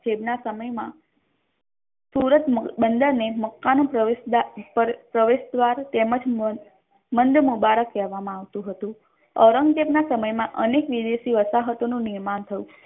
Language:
Gujarati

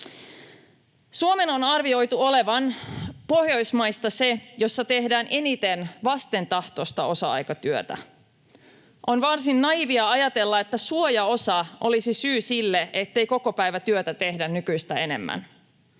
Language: Finnish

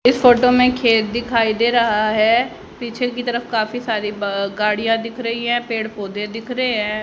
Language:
Hindi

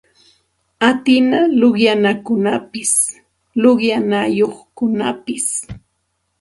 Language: Santa Ana de Tusi Pasco Quechua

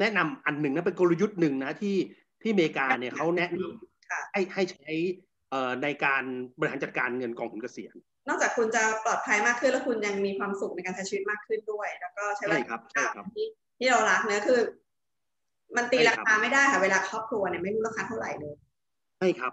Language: Thai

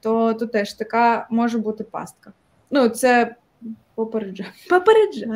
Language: Ukrainian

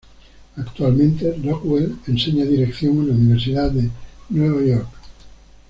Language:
Spanish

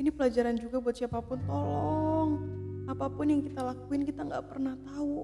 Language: Indonesian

